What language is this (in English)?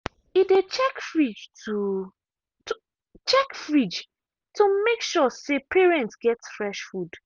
Nigerian Pidgin